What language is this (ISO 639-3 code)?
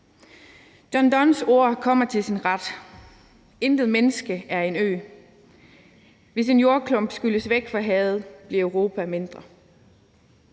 dan